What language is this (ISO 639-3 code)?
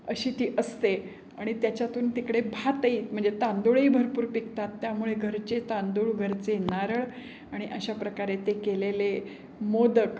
mar